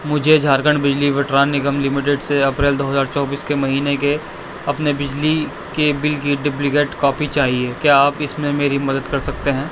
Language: Urdu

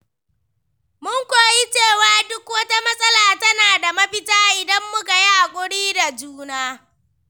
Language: Hausa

